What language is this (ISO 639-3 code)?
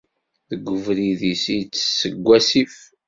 kab